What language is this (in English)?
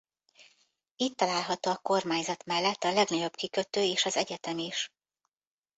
Hungarian